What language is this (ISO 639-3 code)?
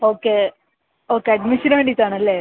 mal